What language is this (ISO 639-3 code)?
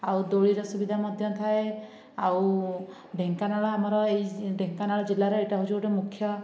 ori